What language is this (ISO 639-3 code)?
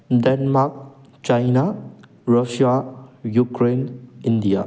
mni